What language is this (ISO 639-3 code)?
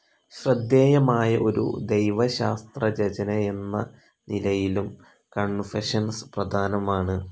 mal